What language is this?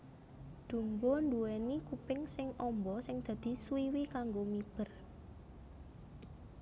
Javanese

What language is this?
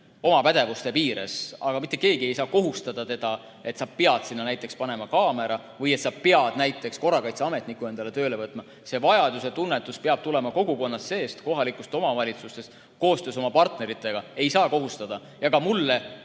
Estonian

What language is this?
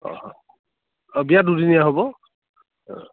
Assamese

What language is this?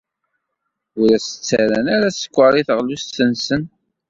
Kabyle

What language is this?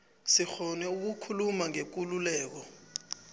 South Ndebele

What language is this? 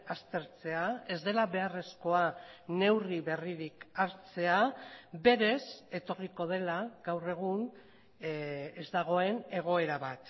Basque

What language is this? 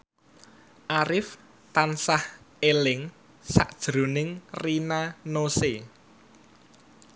Javanese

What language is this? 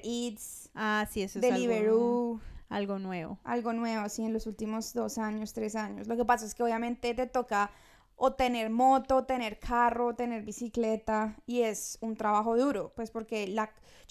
Spanish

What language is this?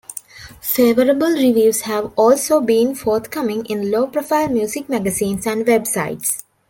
English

